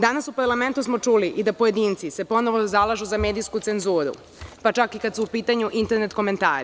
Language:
Serbian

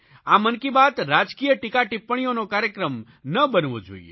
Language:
Gujarati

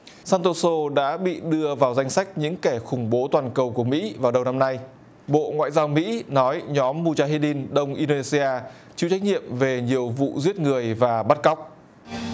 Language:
Vietnamese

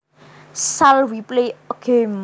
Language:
Javanese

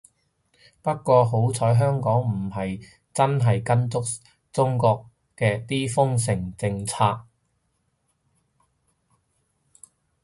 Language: Cantonese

